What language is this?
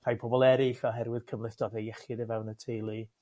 Welsh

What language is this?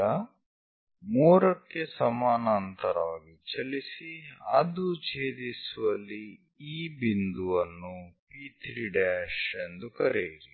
Kannada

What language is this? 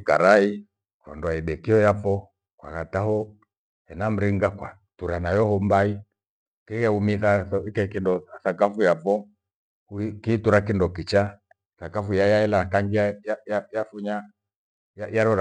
Gweno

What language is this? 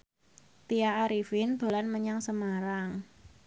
Javanese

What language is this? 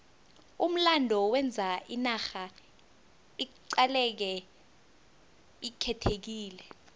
South Ndebele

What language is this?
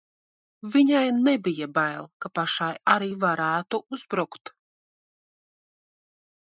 Latvian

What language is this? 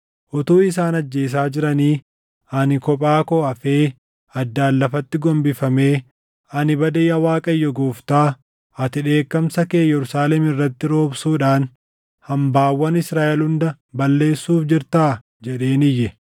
Oromo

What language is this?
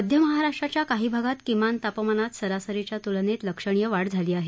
Marathi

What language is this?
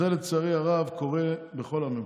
Hebrew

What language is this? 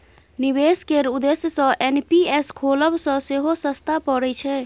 Maithili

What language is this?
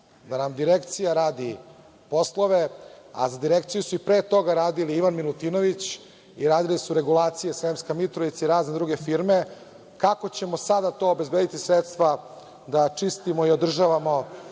Serbian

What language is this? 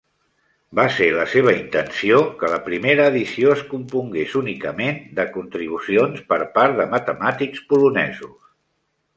Catalan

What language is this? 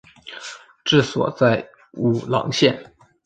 Chinese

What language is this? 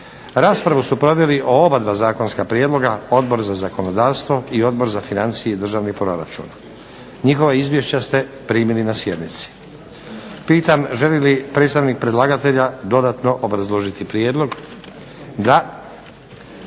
Croatian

